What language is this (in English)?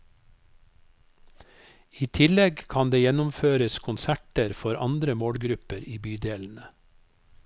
Norwegian